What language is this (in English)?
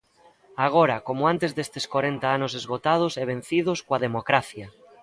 Galician